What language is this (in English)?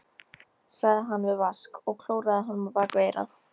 Icelandic